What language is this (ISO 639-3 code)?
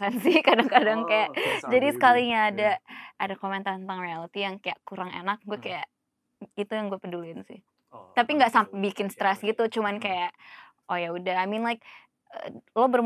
ind